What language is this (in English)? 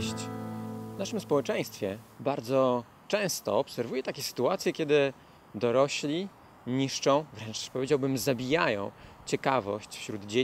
Polish